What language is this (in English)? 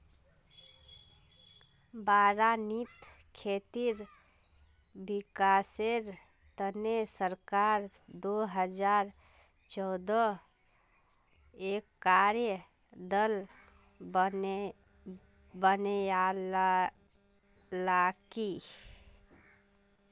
Magahi